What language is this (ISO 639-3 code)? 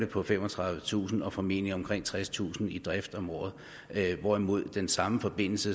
dan